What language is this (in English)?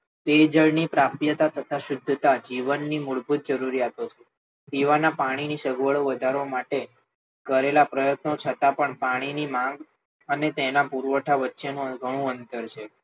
Gujarati